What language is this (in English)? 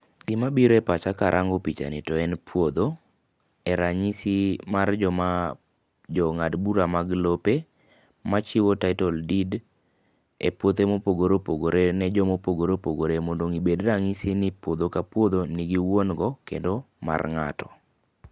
Luo (Kenya and Tanzania)